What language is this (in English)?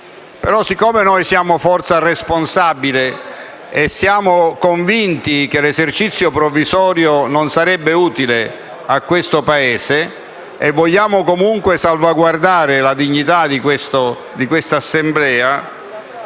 Italian